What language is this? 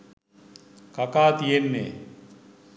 Sinhala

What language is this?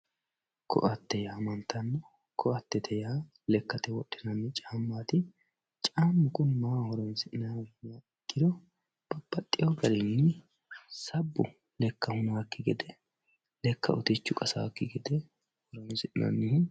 Sidamo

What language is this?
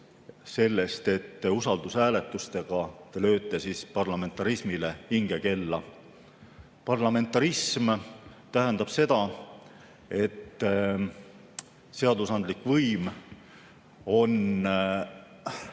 Estonian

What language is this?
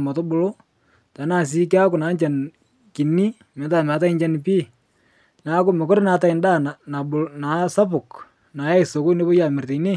Masai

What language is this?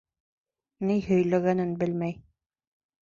Bashkir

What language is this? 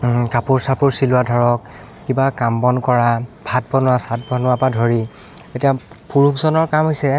Assamese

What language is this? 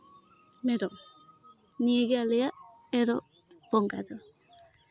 Santali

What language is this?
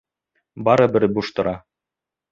Bashkir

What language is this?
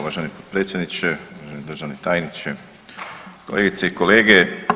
Croatian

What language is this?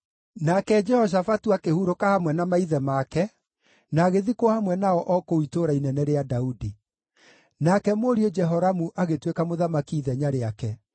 Kikuyu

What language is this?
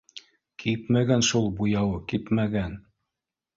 Bashkir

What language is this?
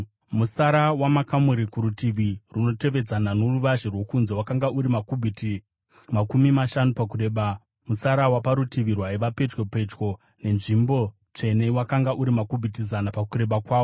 Shona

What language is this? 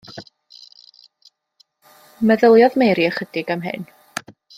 Welsh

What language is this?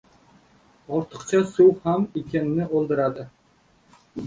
Uzbek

